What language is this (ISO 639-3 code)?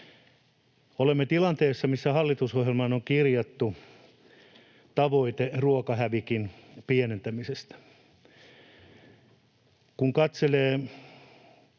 fin